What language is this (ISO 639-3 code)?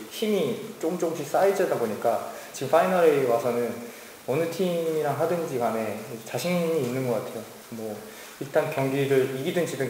kor